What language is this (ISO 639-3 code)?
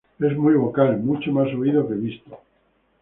spa